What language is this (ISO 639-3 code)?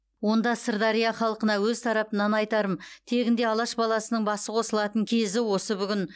kaz